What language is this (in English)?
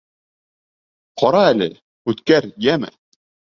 Bashkir